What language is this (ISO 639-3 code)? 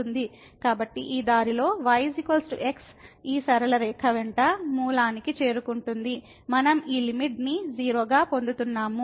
tel